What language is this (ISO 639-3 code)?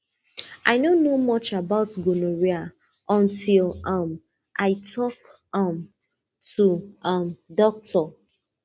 pcm